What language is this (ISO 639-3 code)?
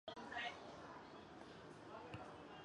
zho